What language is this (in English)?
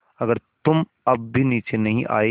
Hindi